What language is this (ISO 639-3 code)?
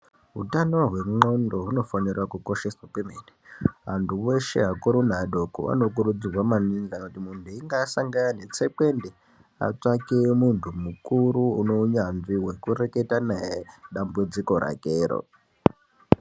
ndc